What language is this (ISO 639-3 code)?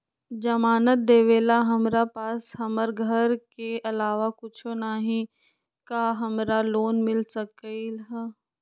mag